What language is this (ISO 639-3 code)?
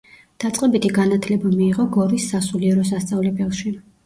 kat